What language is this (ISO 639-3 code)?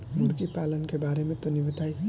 bho